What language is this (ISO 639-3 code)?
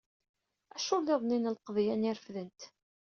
kab